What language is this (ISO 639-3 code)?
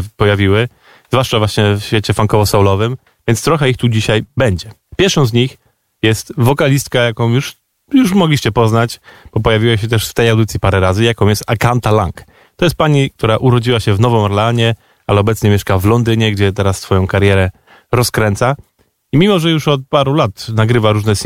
pol